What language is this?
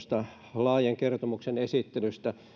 Finnish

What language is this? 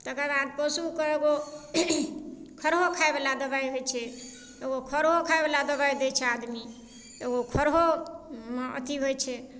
Maithili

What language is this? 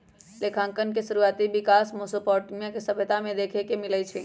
Magahi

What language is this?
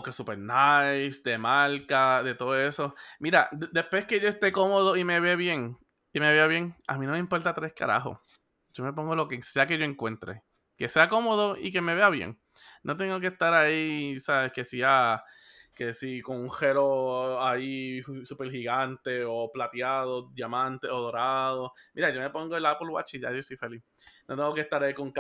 Spanish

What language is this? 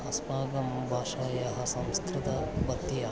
Sanskrit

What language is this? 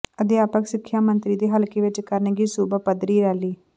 Punjabi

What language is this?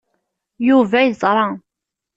Kabyle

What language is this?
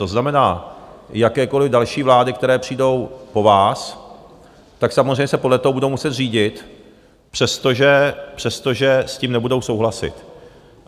Czech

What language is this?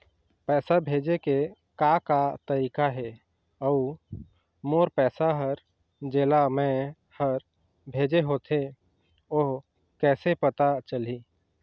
Chhattisgarhi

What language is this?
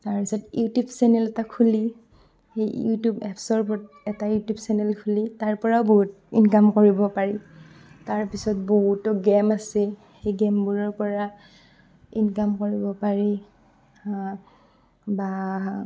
Assamese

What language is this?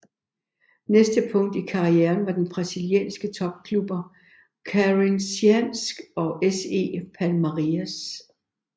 Danish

